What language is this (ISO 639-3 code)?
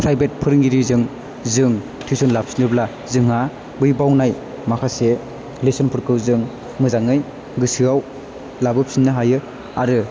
brx